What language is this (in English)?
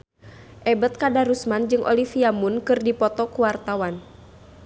Sundanese